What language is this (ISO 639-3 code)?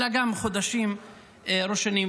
heb